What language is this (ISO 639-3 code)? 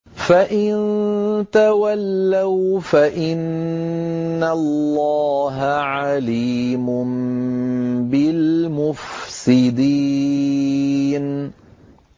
ara